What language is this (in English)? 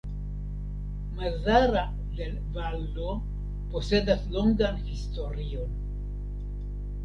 Esperanto